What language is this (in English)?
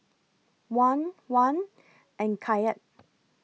English